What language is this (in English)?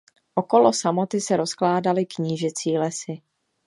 Czech